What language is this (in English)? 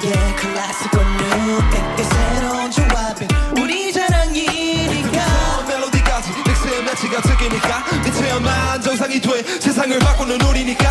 Korean